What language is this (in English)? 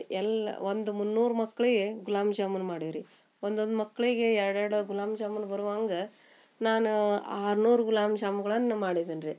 Kannada